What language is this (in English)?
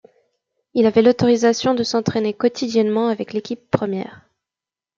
French